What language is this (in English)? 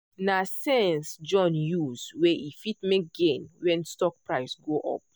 Nigerian Pidgin